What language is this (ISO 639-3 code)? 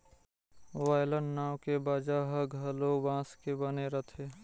hne